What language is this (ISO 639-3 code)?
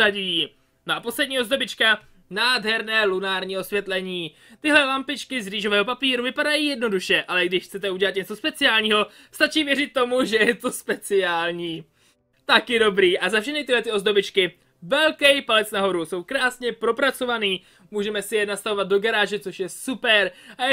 ces